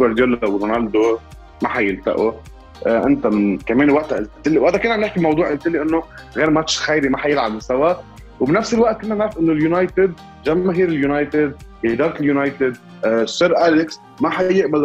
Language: Arabic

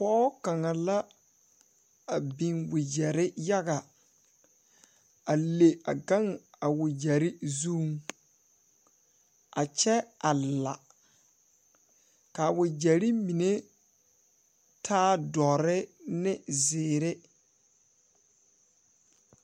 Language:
Southern Dagaare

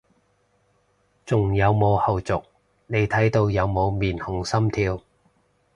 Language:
Cantonese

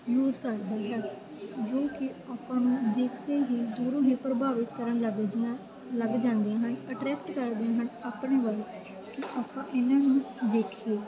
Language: Punjabi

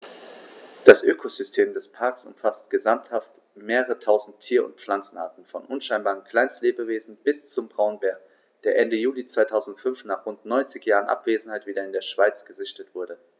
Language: German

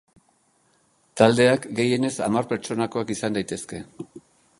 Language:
Basque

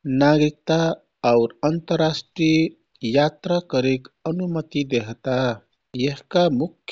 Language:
Kathoriya Tharu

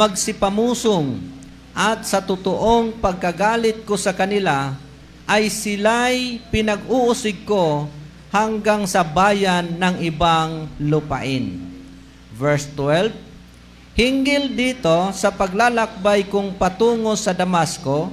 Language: Filipino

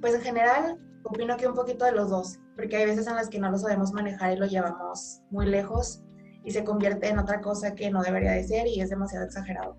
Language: Spanish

